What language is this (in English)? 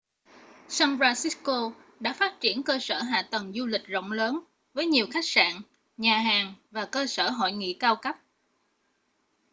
Vietnamese